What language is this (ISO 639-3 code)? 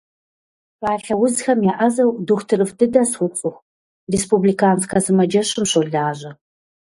kbd